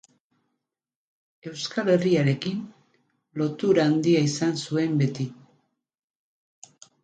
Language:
Basque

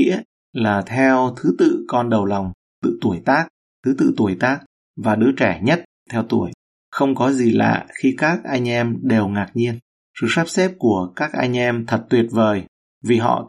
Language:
Vietnamese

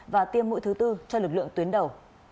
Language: Vietnamese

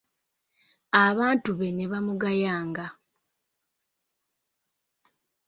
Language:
Ganda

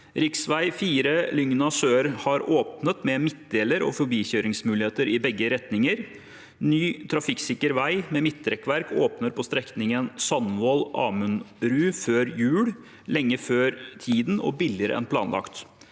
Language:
Norwegian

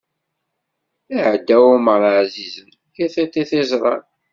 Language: Kabyle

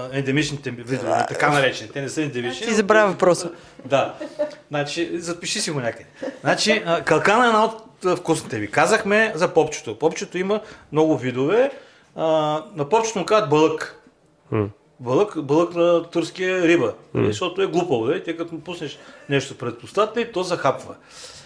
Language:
Bulgarian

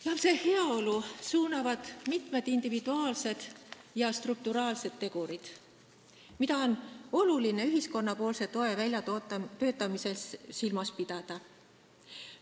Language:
Estonian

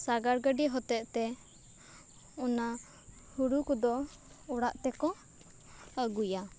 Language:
Santali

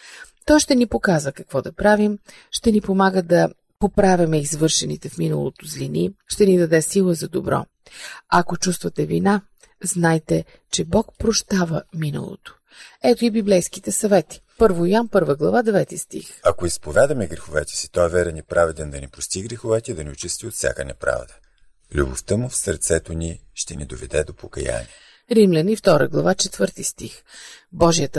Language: Bulgarian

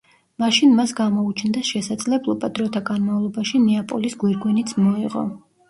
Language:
Georgian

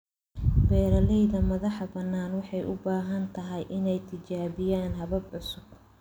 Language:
Somali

